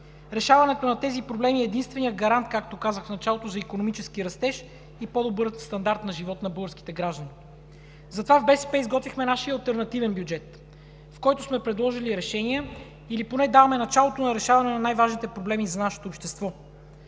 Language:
Bulgarian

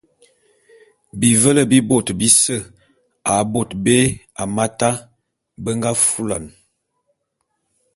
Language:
Bulu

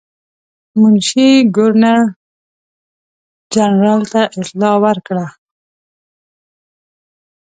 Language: Pashto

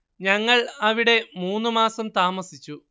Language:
Malayalam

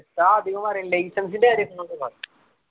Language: Malayalam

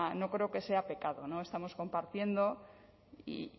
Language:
Spanish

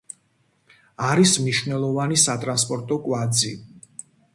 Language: Georgian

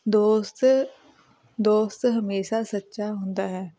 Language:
Punjabi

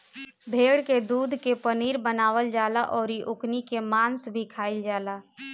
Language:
Bhojpuri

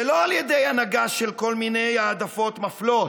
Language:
Hebrew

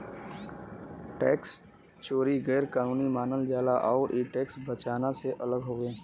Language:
Bhojpuri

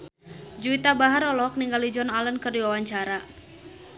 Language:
Sundanese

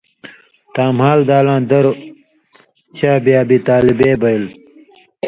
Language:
Indus Kohistani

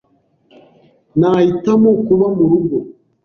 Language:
Kinyarwanda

